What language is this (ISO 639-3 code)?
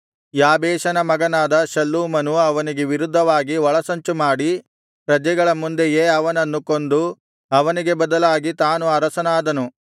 kan